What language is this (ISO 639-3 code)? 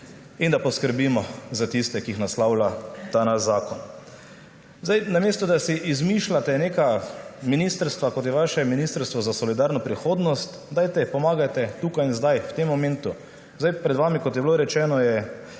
slv